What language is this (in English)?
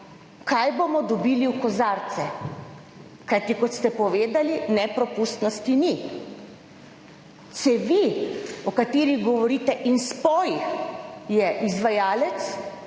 Slovenian